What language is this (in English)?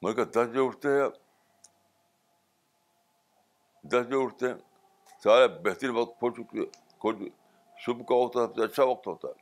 Urdu